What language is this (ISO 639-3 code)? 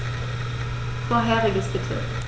deu